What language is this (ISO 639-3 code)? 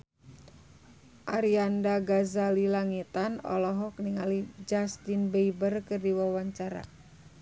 sun